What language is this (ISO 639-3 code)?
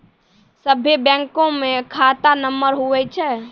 mai